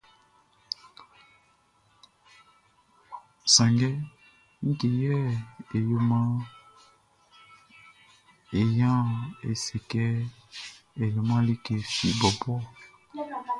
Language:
Baoulé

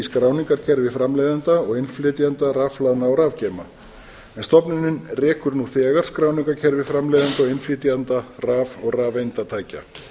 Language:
Icelandic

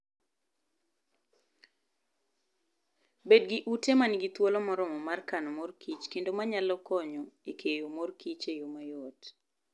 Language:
Luo (Kenya and Tanzania)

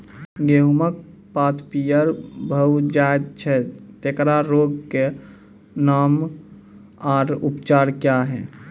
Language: Maithili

